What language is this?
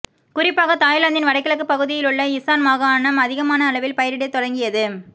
Tamil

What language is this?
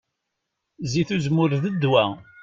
Kabyle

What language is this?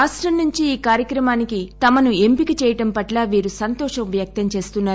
Telugu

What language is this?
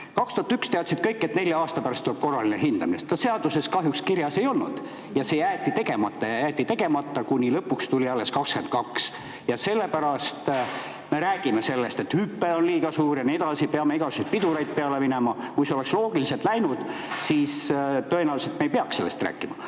Estonian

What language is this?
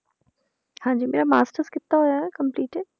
Punjabi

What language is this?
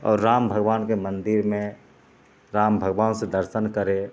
Maithili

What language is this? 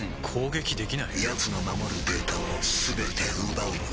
Japanese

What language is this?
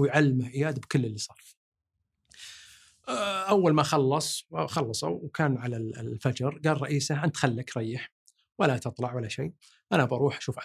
Arabic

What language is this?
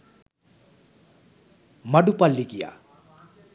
Sinhala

